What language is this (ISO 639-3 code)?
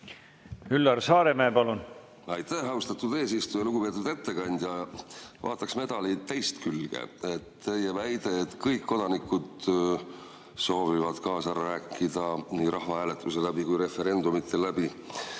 est